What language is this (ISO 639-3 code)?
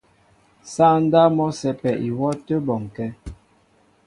mbo